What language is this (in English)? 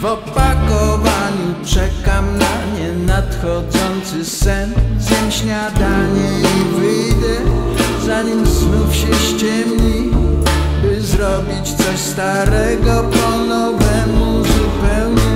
Polish